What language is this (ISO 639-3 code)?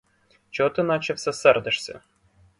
ukr